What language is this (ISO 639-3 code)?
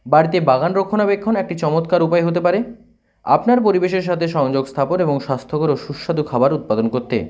ben